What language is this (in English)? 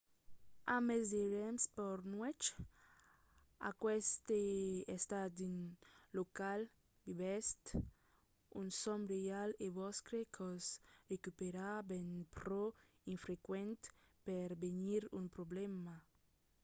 Occitan